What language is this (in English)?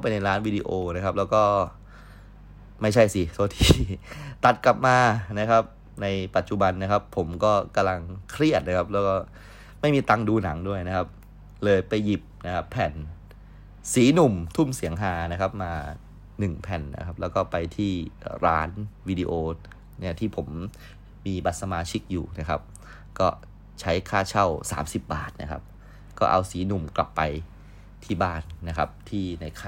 Thai